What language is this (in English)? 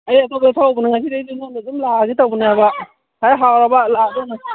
Manipuri